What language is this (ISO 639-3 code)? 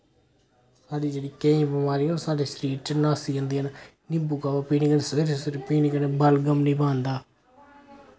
doi